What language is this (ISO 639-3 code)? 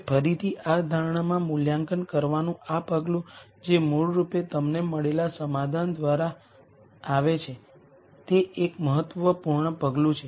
guj